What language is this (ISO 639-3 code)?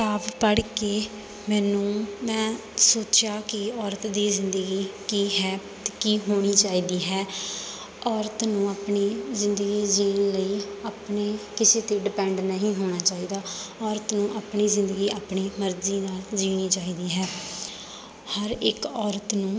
pan